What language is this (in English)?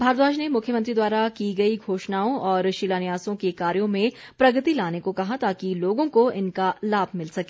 Hindi